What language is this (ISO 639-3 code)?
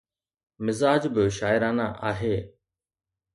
snd